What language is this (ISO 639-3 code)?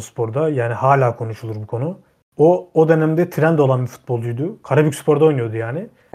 tur